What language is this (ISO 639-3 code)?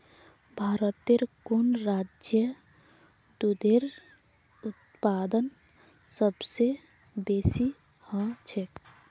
mag